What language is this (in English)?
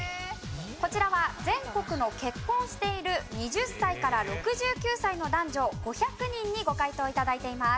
Japanese